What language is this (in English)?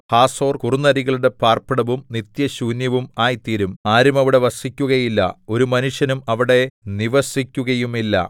Malayalam